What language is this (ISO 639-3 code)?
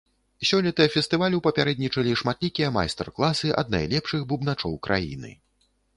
bel